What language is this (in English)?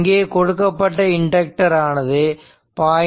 Tamil